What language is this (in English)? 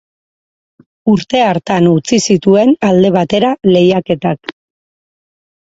Basque